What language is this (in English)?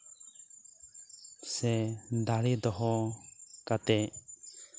Santali